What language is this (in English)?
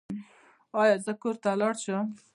Pashto